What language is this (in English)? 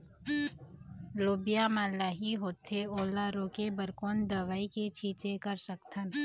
Chhattisgarhi